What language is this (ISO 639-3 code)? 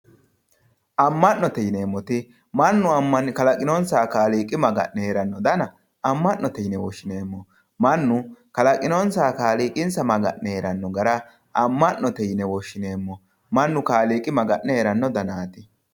sid